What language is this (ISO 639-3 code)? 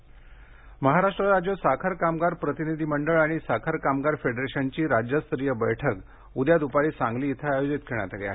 mar